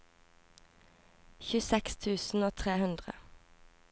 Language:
Norwegian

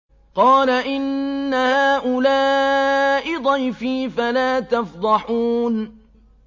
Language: Arabic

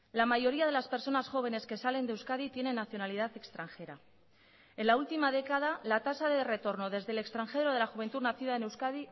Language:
Spanish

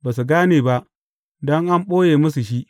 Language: Hausa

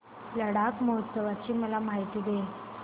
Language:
Marathi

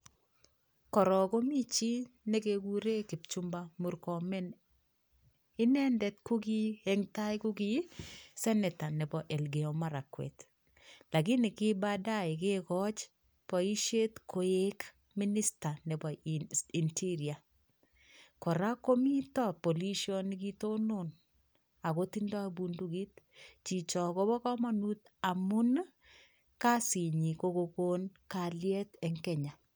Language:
Kalenjin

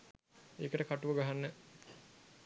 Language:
Sinhala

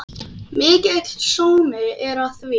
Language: Icelandic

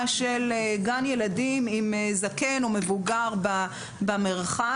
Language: Hebrew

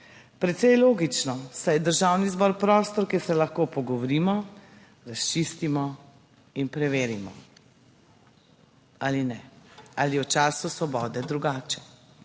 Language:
Slovenian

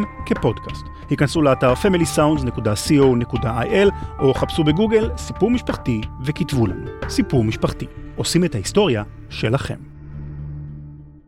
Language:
Hebrew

